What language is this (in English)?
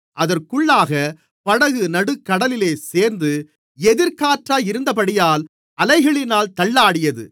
Tamil